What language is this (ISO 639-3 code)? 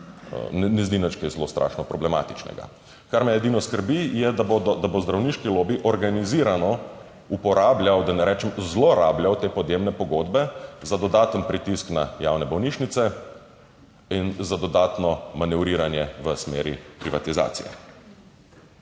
slv